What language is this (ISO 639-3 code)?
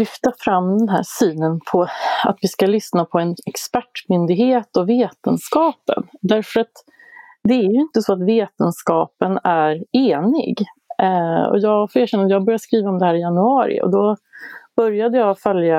swe